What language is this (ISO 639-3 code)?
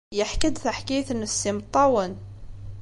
kab